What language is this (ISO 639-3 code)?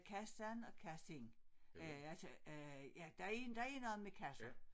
dan